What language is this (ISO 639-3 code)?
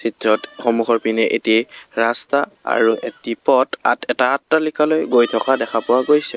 asm